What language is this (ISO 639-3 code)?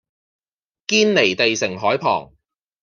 yue